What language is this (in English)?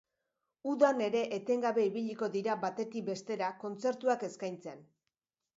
Basque